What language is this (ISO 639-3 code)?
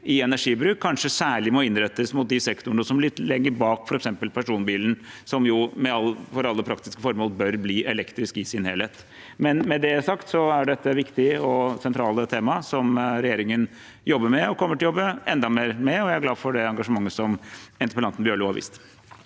nor